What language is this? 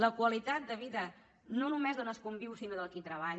Catalan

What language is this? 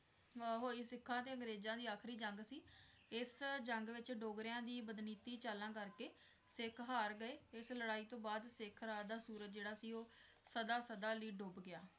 Punjabi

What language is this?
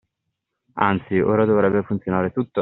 Italian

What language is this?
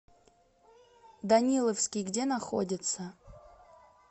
Russian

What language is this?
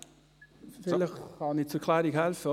Swiss German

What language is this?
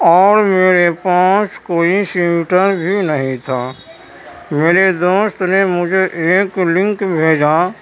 Urdu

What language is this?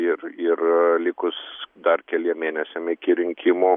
Lithuanian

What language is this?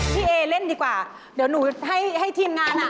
Thai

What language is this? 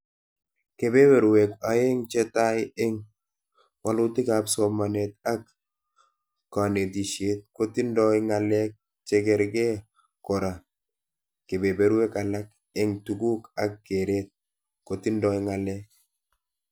Kalenjin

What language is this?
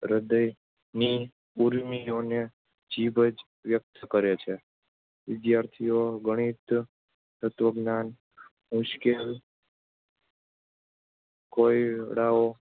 Gujarati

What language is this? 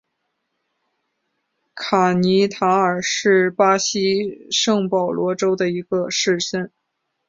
Chinese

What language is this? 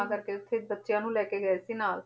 Punjabi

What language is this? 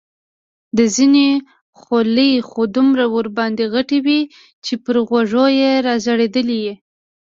Pashto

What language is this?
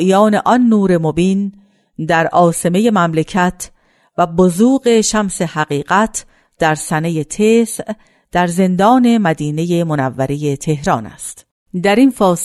Persian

